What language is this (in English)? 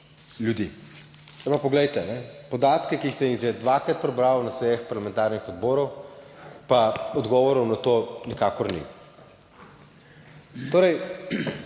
Slovenian